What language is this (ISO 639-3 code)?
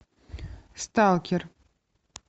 rus